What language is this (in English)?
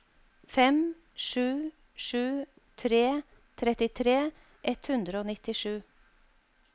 Norwegian